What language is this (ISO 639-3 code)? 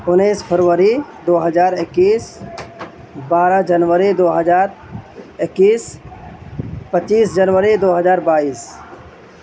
urd